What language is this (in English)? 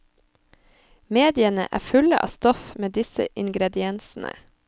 Norwegian